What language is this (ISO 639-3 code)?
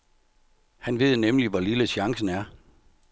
dan